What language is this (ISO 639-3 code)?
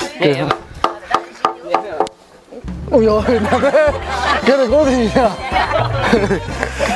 vie